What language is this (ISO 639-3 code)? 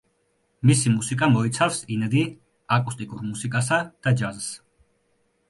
kat